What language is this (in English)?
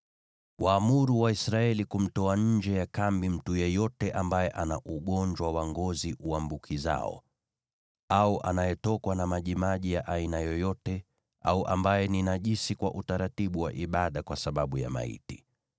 Swahili